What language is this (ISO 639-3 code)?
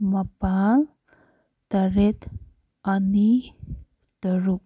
mni